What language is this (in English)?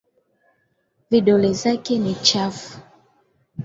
Swahili